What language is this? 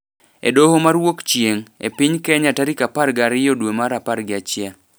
Luo (Kenya and Tanzania)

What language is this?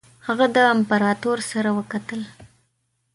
Pashto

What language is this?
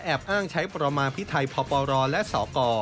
Thai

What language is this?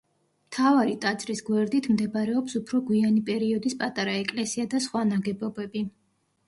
Georgian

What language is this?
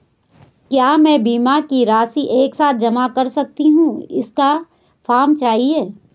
Hindi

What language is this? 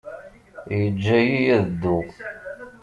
Kabyle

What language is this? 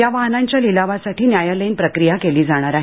Marathi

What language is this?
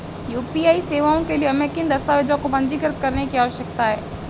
Hindi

